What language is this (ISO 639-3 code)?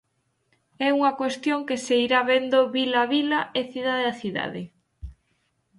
glg